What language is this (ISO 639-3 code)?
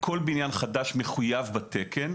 heb